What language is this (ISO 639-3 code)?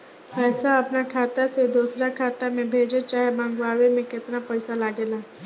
bho